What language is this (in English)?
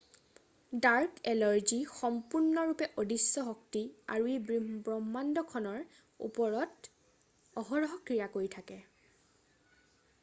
Assamese